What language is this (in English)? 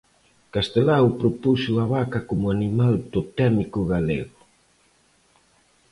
Galician